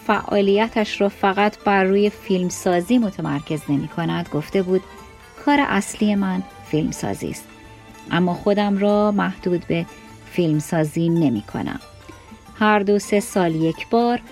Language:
Persian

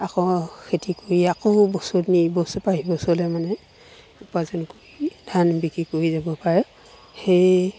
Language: Assamese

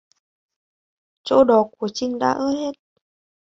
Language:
Vietnamese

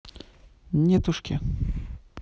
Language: Russian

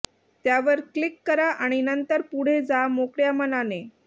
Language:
Marathi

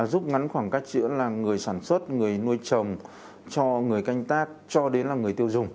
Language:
Vietnamese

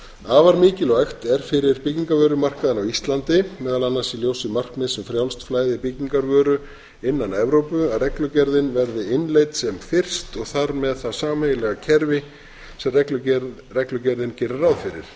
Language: Icelandic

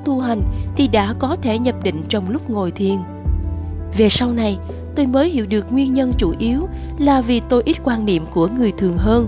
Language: Vietnamese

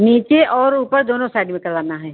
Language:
Hindi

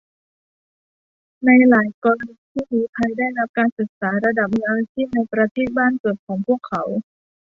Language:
Thai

